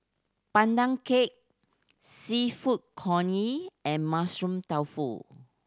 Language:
English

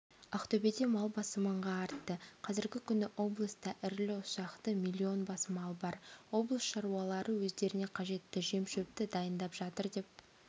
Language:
Kazakh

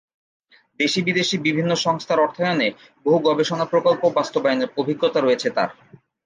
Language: Bangla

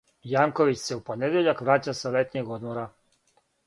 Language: Serbian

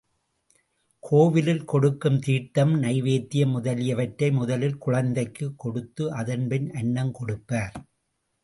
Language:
Tamil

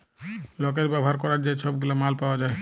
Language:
Bangla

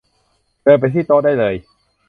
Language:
Thai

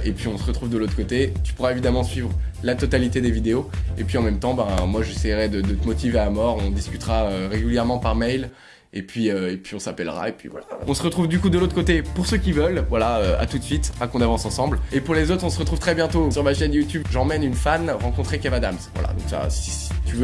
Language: French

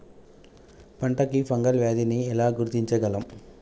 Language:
Telugu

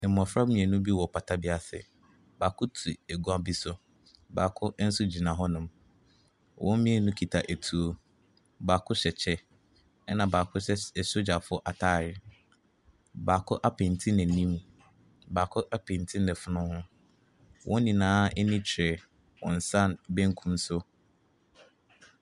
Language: Akan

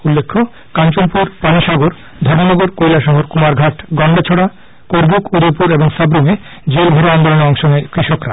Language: Bangla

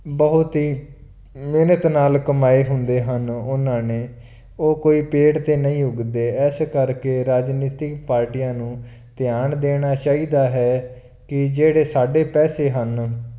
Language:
Punjabi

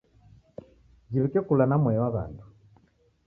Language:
Taita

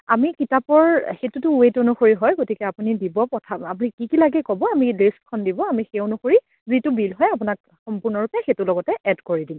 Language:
Assamese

